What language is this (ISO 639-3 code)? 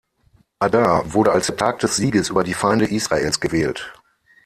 deu